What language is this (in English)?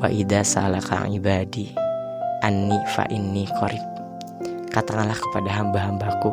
Indonesian